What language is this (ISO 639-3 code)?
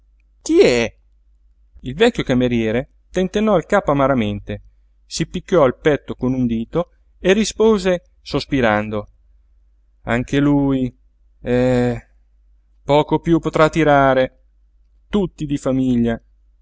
ita